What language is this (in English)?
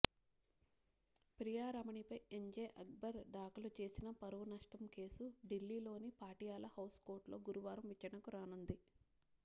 Telugu